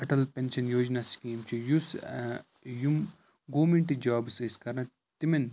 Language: Kashmiri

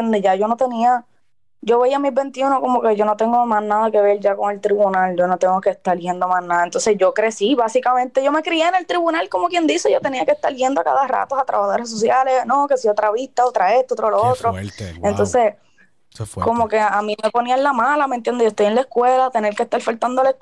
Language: Spanish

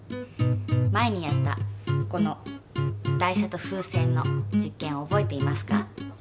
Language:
Japanese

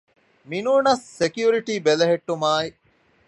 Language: Divehi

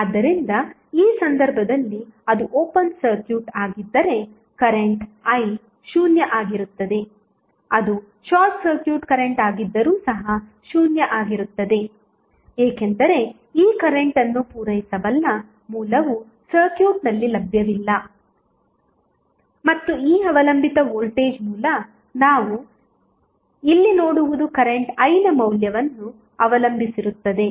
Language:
Kannada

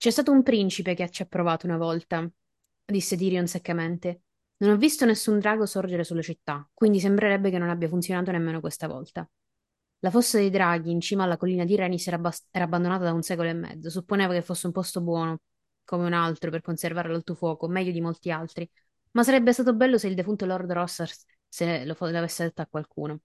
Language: Italian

